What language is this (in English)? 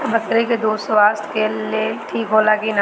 Bhojpuri